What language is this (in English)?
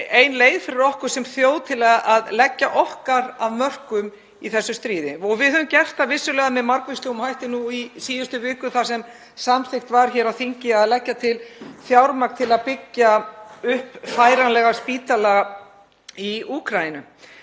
Icelandic